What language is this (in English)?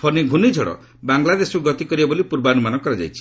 Odia